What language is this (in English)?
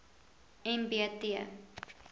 Afrikaans